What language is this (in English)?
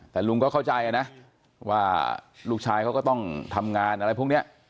Thai